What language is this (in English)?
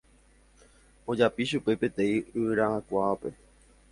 Guarani